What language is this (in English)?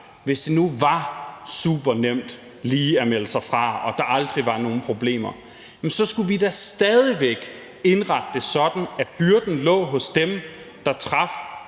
Danish